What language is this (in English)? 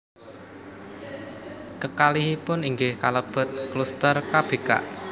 Javanese